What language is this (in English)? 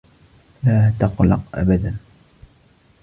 Arabic